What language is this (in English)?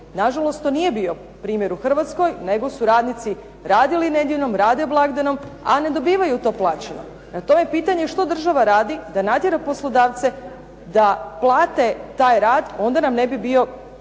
Croatian